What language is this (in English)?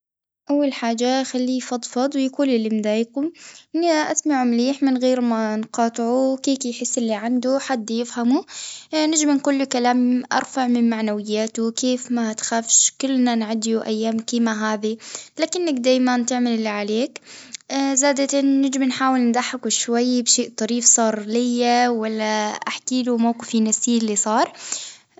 Tunisian Arabic